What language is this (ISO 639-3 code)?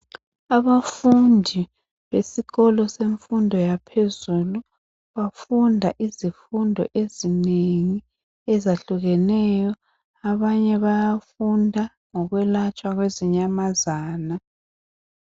nde